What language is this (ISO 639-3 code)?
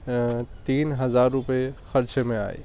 urd